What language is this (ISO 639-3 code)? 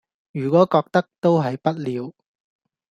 yue